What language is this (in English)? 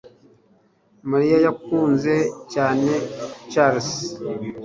Kinyarwanda